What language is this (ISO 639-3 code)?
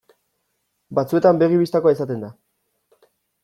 eus